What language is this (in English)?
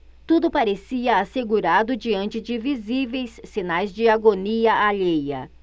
Portuguese